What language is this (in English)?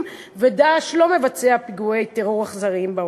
Hebrew